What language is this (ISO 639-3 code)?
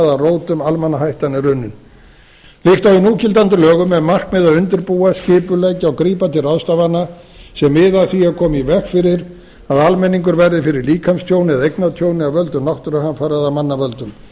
isl